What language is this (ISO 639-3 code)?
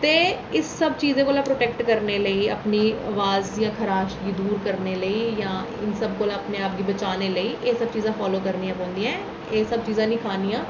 doi